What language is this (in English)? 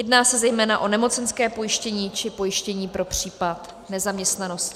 Czech